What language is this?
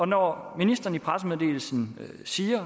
Danish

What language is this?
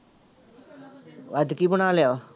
Punjabi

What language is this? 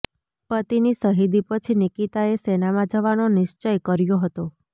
Gujarati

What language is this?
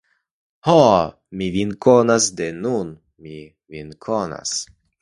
Esperanto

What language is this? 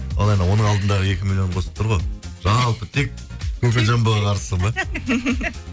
Kazakh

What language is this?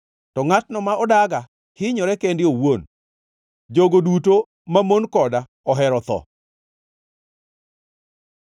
Luo (Kenya and Tanzania)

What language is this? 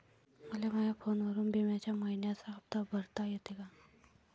Marathi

